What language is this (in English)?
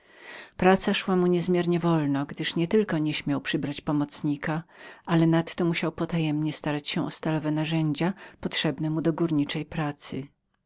Polish